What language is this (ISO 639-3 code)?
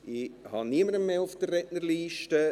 gsw